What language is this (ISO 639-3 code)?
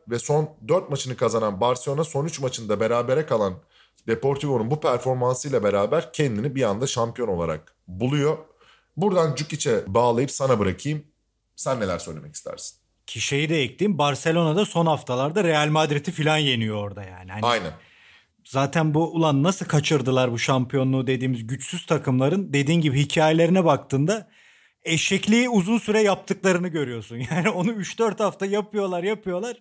tur